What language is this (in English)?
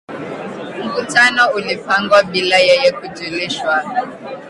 Swahili